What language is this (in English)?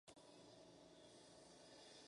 Spanish